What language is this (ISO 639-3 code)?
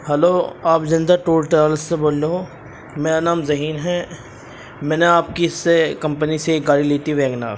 urd